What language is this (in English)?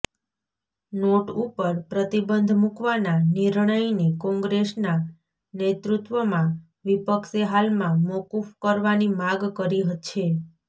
Gujarati